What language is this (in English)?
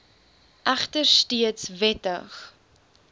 Afrikaans